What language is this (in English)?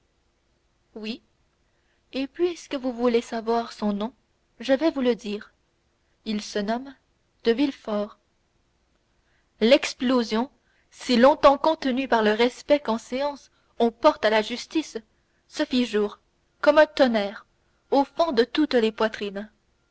French